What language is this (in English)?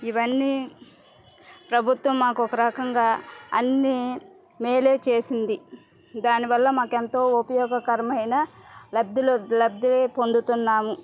Telugu